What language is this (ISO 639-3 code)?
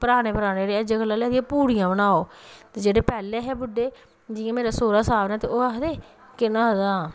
doi